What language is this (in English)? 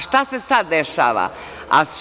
Serbian